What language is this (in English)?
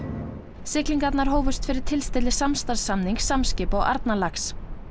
Icelandic